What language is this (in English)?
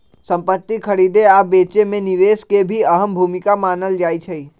Magahi